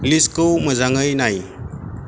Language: Bodo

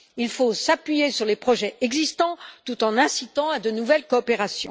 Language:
French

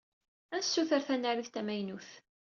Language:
Kabyle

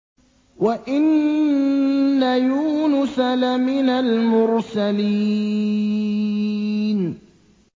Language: Arabic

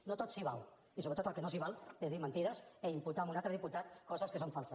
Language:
Catalan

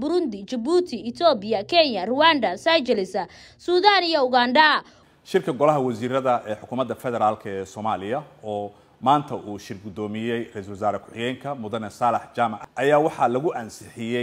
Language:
Arabic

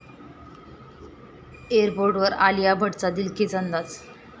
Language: Marathi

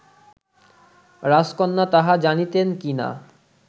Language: Bangla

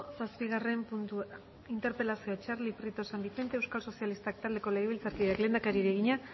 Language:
Basque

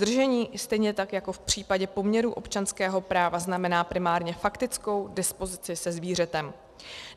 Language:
Czech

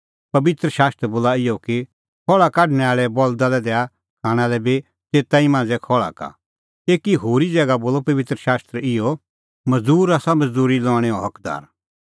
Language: Kullu Pahari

